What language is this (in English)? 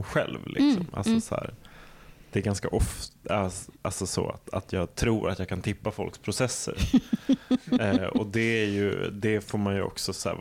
Swedish